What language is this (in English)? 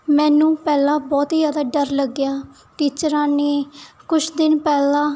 Punjabi